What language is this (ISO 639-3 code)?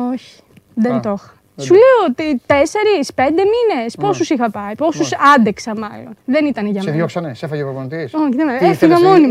ell